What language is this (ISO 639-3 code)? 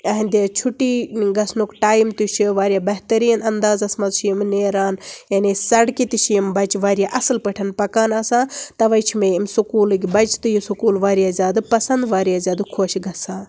kas